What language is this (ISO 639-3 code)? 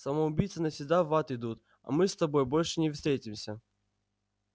rus